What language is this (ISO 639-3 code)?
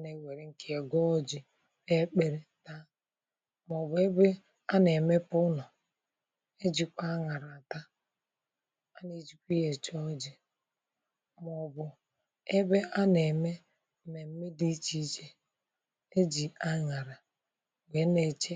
ibo